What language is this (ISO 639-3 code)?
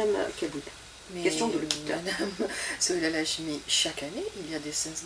fra